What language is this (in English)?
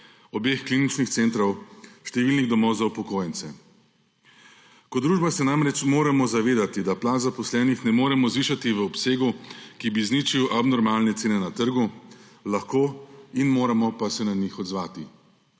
Slovenian